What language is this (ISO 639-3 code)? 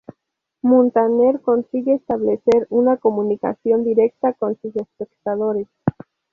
spa